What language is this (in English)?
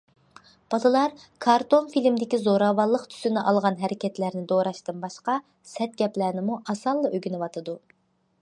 Uyghur